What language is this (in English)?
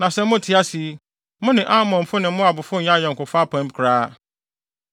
Akan